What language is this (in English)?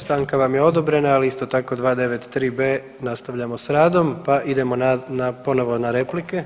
Croatian